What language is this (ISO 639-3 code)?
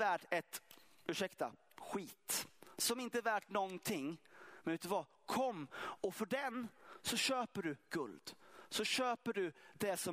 swe